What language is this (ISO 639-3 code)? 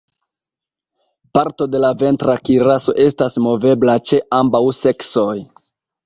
epo